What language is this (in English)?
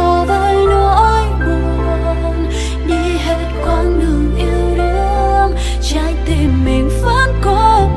Vietnamese